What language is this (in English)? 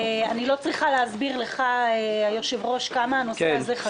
Hebrew